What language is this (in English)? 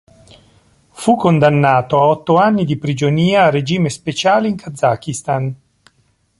Italian